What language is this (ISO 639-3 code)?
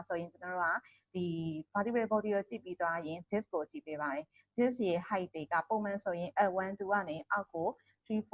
eng